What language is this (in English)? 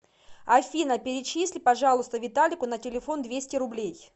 Russian